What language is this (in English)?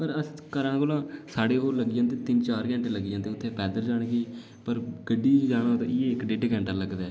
Dogri